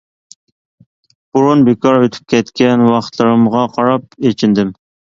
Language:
Uyghur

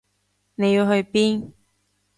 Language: Cantonese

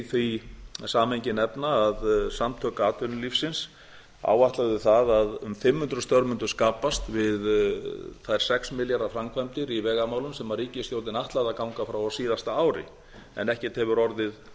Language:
Icelandic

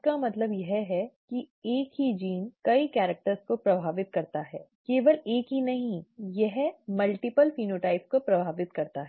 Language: Hindi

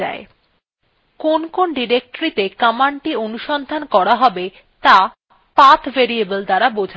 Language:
Bangla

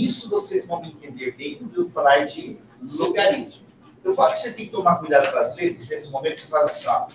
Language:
Portuguese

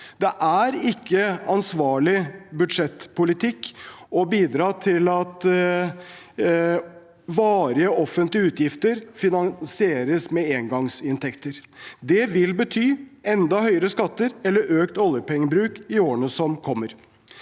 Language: Norwegian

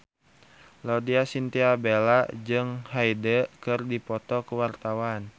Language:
Sundanese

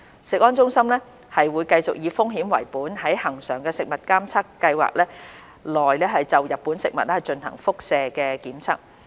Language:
Cantonese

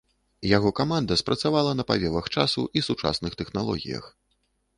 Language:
Belarusian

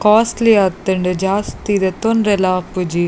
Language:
Tulu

